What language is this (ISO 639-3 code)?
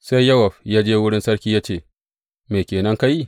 hau